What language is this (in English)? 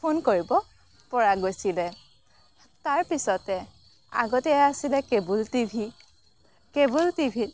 Assamese